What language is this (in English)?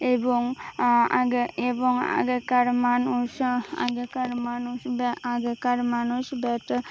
Bangla